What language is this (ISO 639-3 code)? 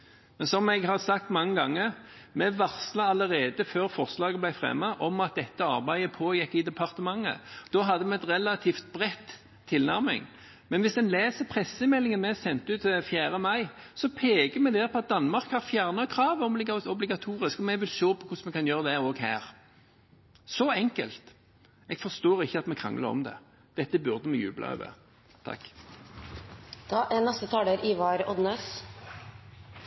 nor